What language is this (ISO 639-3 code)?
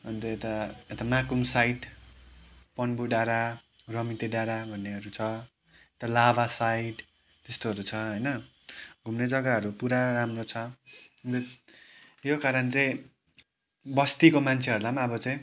nep